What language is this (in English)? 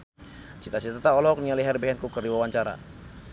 Sundanese